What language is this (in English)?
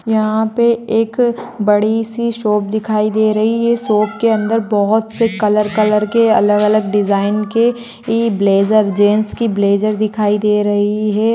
Magahi